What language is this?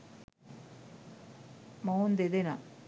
Sinhala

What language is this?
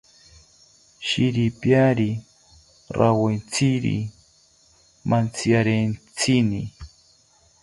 South Ucayali Ashéninka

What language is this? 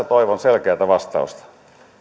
Finnish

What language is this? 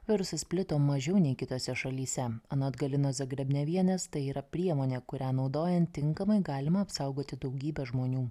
Lithuanian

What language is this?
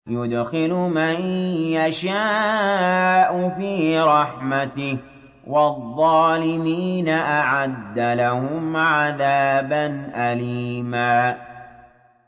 Arabic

